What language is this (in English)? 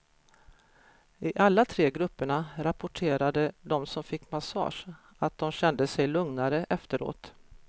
Swedish